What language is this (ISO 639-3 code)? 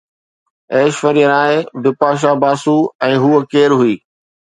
snd